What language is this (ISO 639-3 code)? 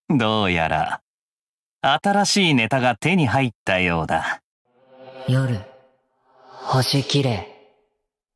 jpn